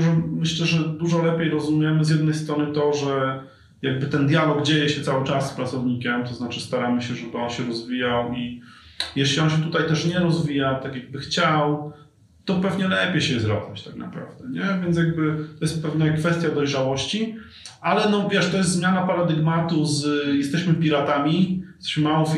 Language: Polish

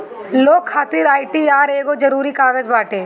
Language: Bhojpuri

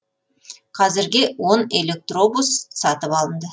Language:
Kazakh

